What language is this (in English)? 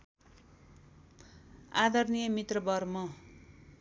Nepali